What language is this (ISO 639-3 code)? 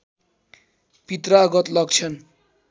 nep